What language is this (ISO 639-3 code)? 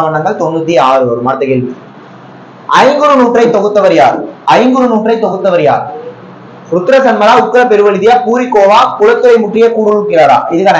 hin